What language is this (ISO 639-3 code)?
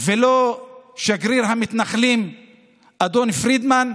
heb